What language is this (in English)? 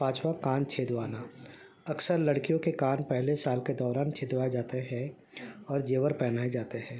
Urdu